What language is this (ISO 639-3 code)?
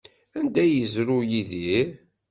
kab